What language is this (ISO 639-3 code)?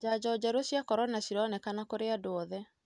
kik